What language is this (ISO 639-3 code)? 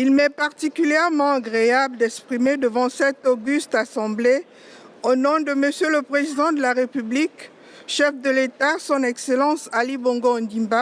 fra